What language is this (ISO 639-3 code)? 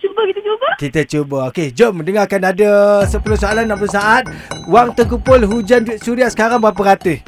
msa